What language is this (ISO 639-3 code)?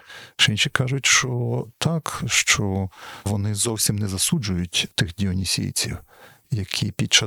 ukr